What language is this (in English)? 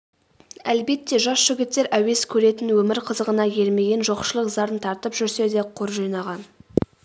Kazakh